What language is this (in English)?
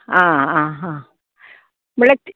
Konkani